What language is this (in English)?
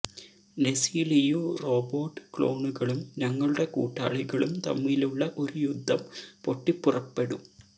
Malayalam